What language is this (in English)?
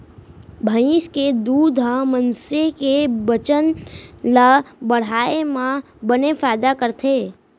Chhattisgarhi